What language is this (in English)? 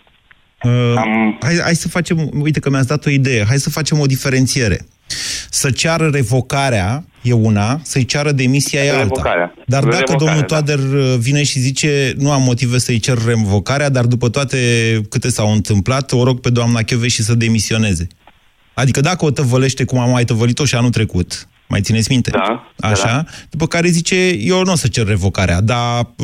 Romanian